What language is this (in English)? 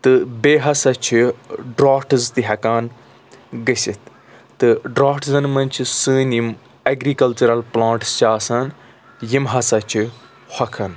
Kashmiri